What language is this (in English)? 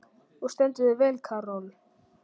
Icelandic